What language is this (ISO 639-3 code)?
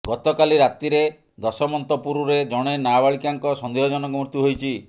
ori